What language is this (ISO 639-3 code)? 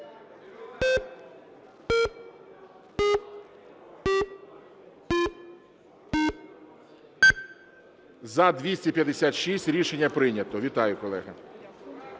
ukr